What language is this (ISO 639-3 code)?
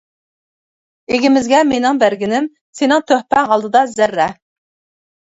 uig